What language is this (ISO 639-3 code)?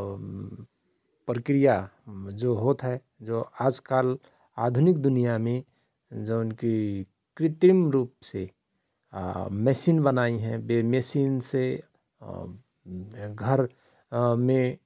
thr